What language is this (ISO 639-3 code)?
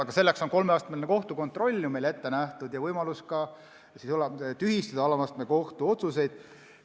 est